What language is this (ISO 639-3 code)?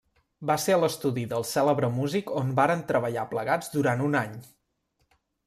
cat